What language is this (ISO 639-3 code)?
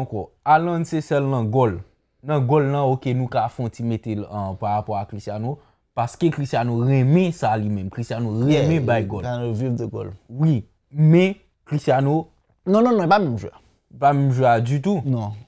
fra